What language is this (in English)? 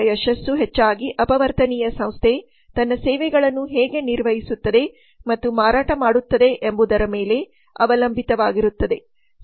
Kannada